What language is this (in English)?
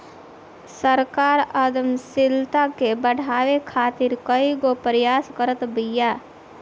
Bhojpuri